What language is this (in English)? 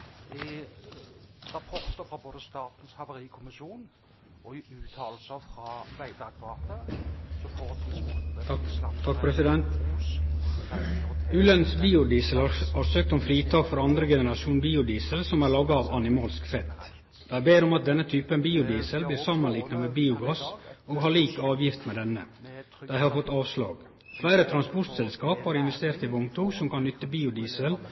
Norwegian Nynorsk